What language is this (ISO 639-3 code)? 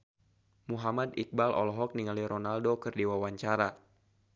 sun